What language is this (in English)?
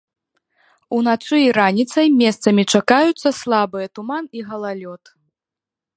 Belarusian